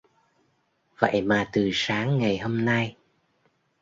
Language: Vietnamese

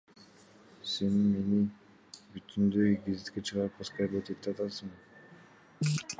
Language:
Kyrgyz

